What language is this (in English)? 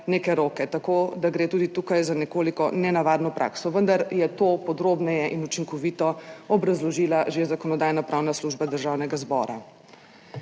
Slovenian